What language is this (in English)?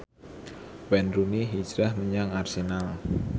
Javanese